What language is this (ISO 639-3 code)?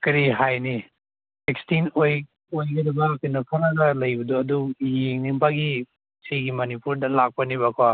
mni